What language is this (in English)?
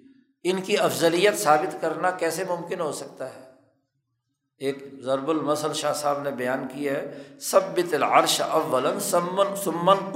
Urdu